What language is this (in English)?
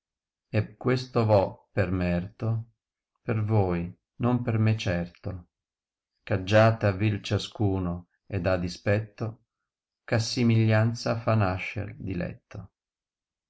Italian